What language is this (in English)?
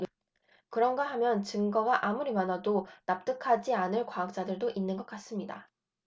Korean